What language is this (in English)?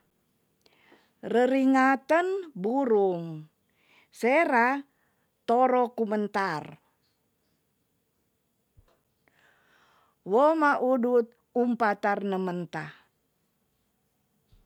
Tonsea